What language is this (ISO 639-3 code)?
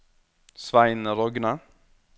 nor